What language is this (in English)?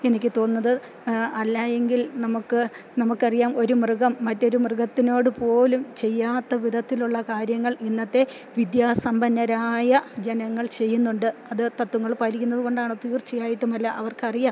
Malayalam